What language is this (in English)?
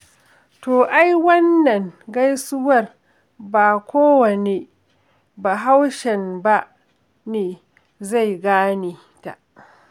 Hausa